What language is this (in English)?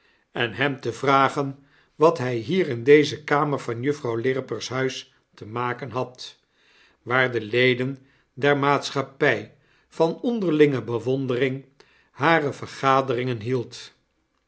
Dutch